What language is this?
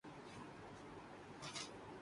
Urdu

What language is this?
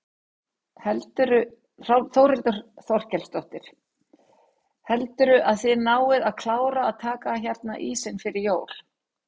Icelandic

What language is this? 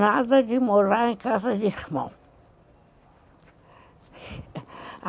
Portuguese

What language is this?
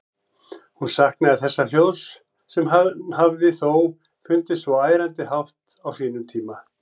Icelandic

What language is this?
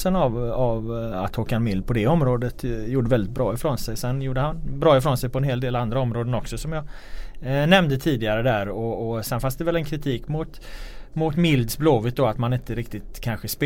Swedish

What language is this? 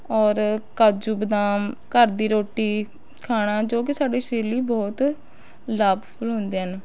Punjabi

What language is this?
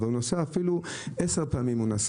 Hebrew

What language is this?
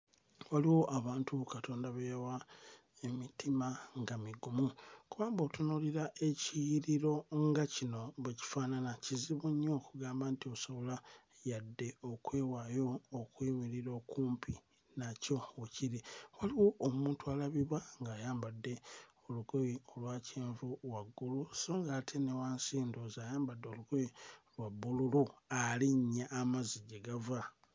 Ganda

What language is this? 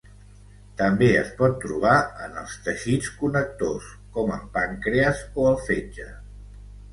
Catalan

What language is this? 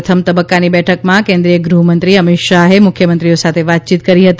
Gujarati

